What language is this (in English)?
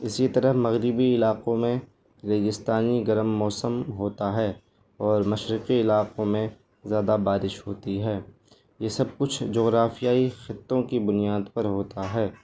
Urdu